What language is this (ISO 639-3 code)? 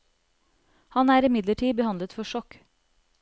nor